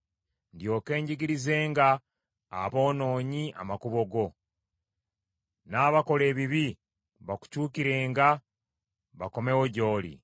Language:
Ganda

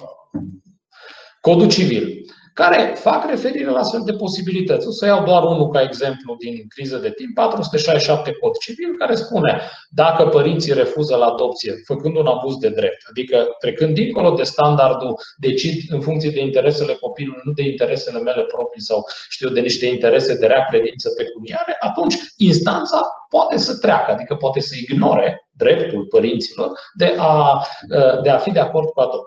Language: Romanian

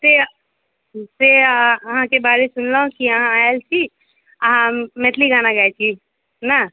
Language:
Maithili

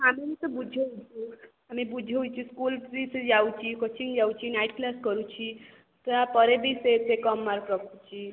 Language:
Odia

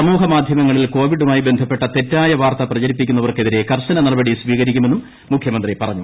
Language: Malayalam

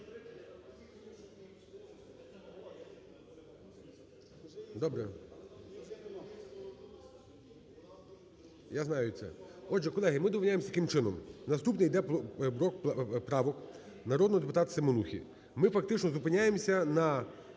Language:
Ukrainian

